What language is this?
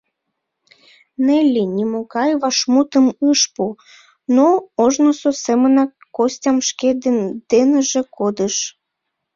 Mari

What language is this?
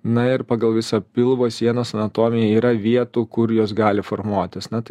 Lithuanian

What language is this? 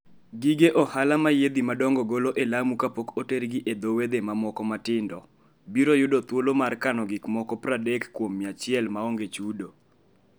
Luo (Kenya and Tanzania)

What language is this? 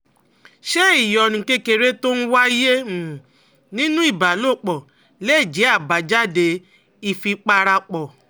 Yoruba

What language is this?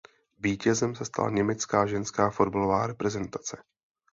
Czech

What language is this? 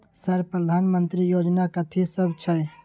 Maithili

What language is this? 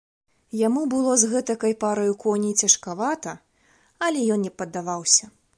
Belarusian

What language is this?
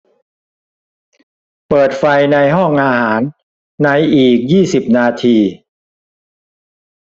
Thai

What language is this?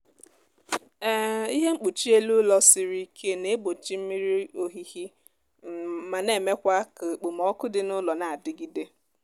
Igbo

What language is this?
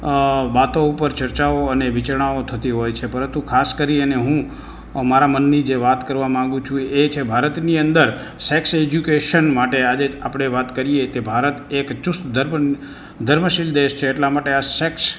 Gujarati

